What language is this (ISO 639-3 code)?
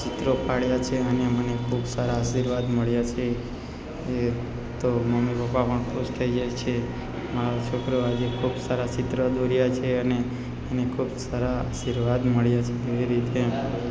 guj